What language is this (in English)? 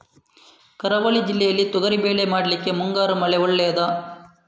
Kannada